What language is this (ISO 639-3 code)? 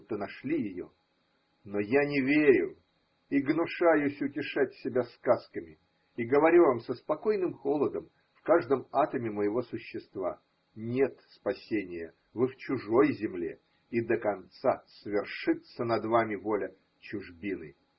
rus